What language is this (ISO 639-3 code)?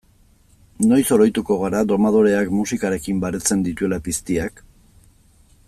eus